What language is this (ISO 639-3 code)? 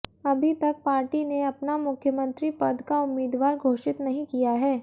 hin